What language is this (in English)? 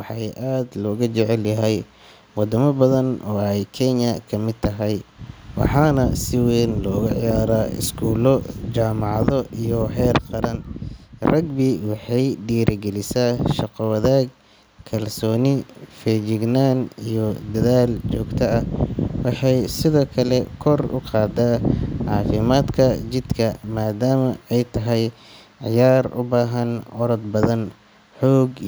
Somali